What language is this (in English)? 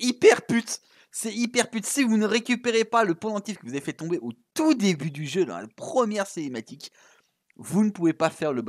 French